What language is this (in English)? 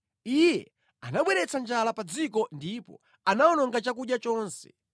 Nyanja